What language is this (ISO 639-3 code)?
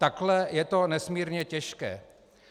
ces